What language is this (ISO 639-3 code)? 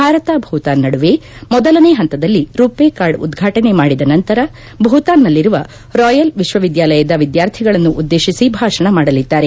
kan